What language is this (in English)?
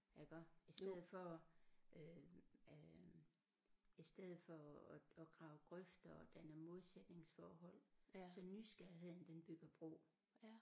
Danish